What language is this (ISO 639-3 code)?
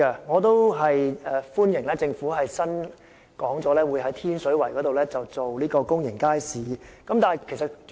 yue